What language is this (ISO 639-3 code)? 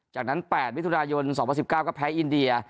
tha